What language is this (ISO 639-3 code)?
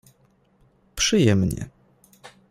pol